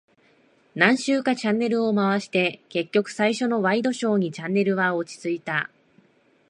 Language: Japanese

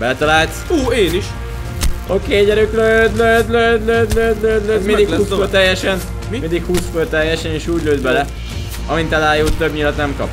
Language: Hungarian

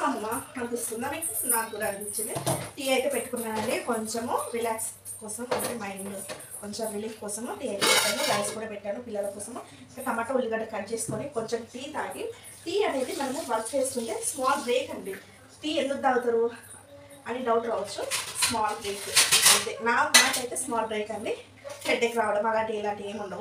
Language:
Romanian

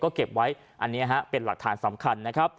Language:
Thai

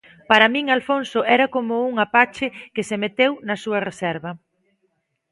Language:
Galician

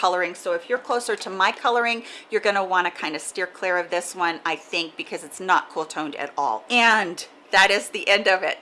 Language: English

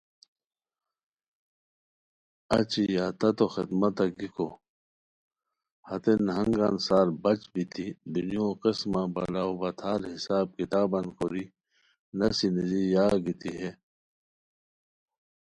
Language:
Khowar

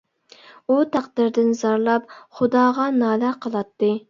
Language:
Uyghur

